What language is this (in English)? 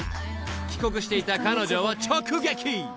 Japanese